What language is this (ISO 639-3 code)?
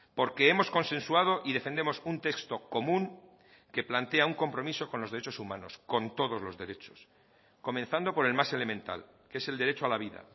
spa